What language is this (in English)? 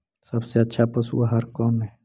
Magahi